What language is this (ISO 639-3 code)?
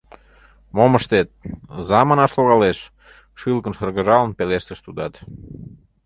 chm